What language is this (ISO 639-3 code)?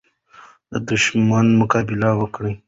pus